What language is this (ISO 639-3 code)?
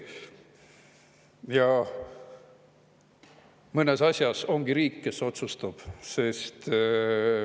est